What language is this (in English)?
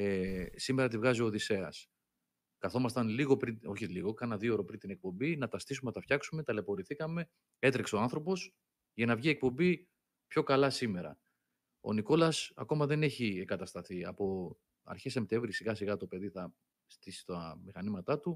Greek